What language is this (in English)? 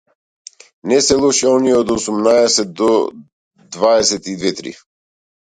Macedonian